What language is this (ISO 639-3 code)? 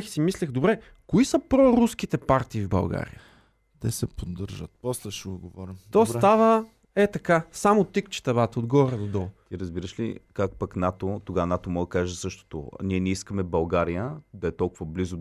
bul